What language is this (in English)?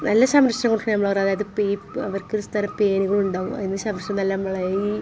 Malayalam